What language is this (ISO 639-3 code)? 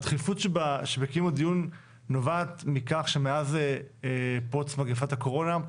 heb